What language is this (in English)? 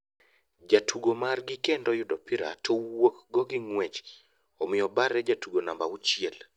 Luo (Kenya and Tanzania)